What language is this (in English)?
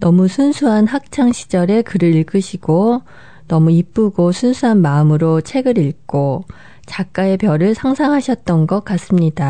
Korean